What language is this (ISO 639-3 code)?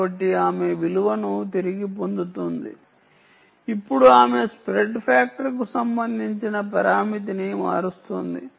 tel